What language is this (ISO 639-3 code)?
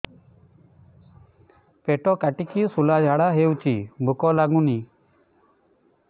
ori